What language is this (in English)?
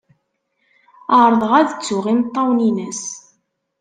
Kabyle